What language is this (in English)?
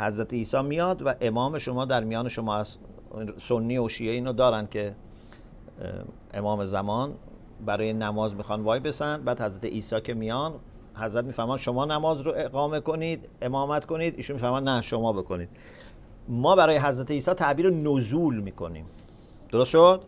Persian